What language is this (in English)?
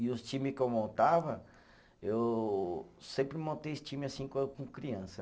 Portuguese